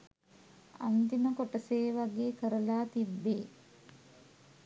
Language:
Sinhala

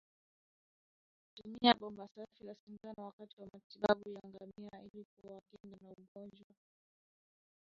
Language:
Swahili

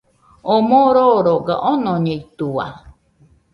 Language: Nüpode Huitoto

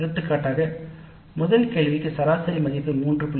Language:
Tamil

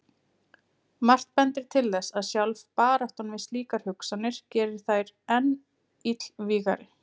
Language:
Icelandic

